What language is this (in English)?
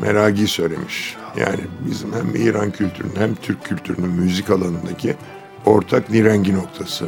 Turkish